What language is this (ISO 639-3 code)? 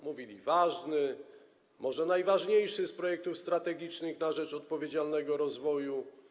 pol